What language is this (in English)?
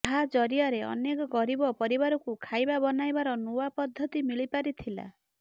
Odia